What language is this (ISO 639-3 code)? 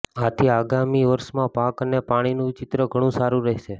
guj